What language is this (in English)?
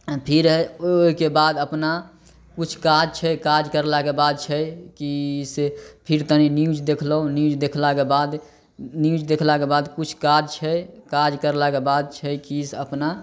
Maithili